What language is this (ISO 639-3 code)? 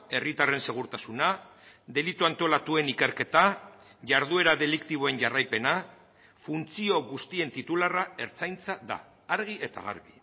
eus